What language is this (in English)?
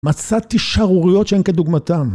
Hebrew